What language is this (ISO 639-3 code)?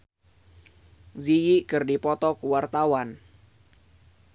sun